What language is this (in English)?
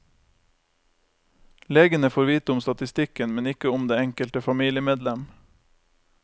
Norwegian